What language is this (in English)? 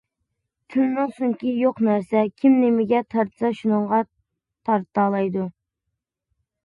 Uyghur